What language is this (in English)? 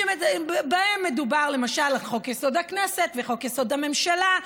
Hebrew